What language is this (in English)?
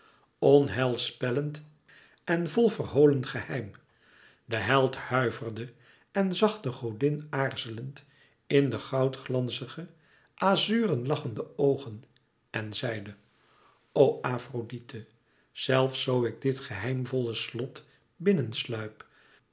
Dutch